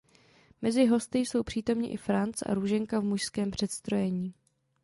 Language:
Czech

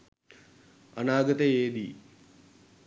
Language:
Sinhala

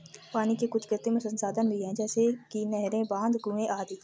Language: Hindi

